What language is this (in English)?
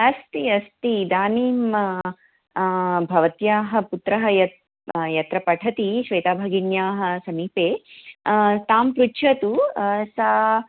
Sanskrit